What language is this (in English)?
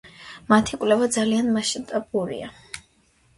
Georgian